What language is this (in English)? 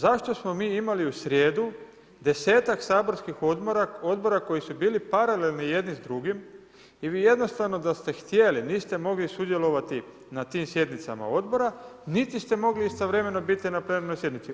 Croatian